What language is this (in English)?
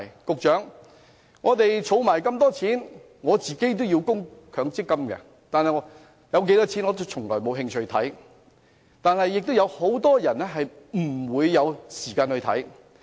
Cantonese